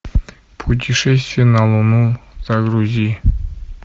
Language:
Russian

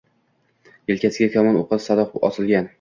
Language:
Uzbek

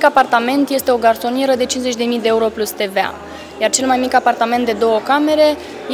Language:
Romanian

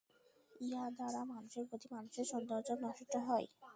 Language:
Bangla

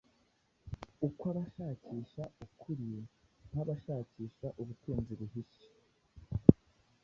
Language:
Kinyarwanda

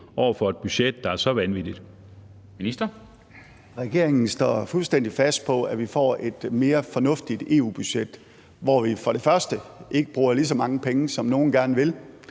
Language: Danish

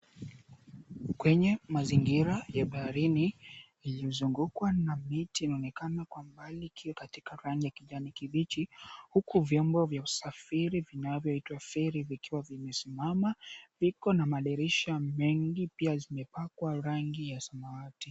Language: Swahili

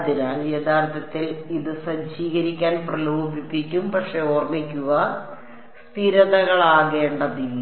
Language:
Malayalam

